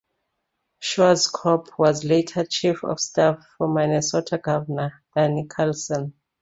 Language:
English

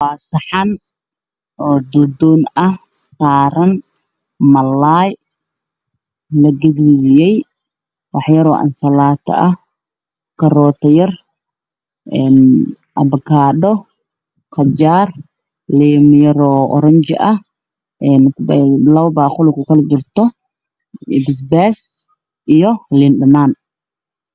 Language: Somali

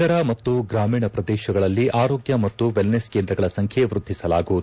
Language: Kannada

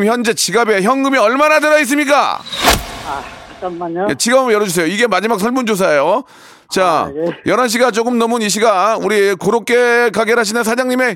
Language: Korean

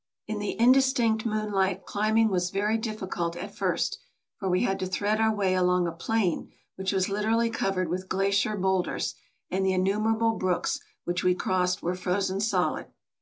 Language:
English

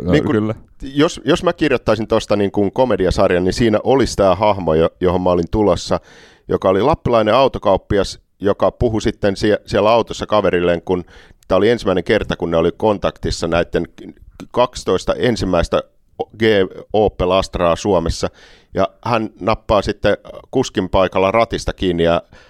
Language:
Finnish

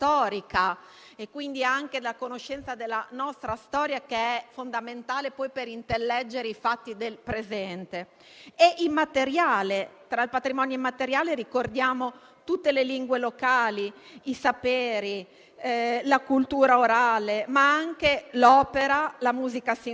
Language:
Italian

